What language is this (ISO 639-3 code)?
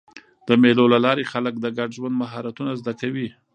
pus